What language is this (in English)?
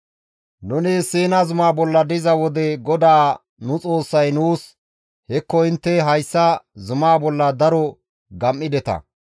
Gamo